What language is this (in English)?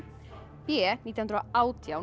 Icelandic